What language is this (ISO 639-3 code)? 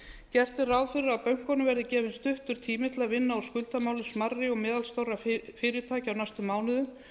isl